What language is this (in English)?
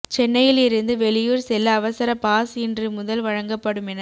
Tamil